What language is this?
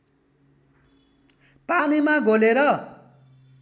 Nepali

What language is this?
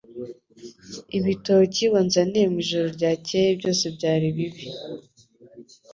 Kinyarwanda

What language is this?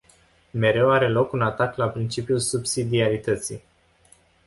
Romanian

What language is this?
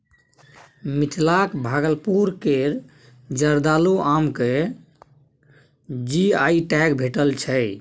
Maithili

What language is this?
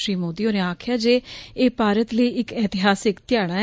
Dogri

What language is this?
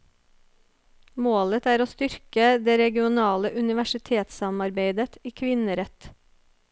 Norwegian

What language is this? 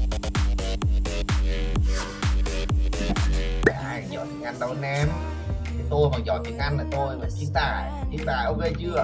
Vietnamese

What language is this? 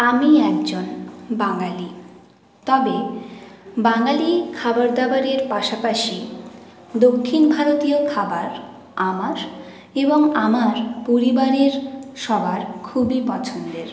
Bangla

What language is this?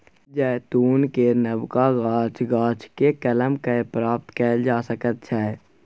Maithili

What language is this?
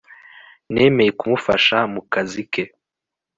Kinyarwanda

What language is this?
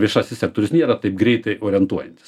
Lithuanian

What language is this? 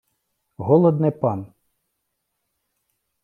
Ukrainian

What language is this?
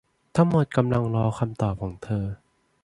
Thai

